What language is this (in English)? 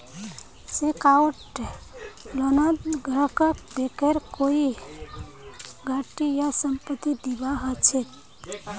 Magahi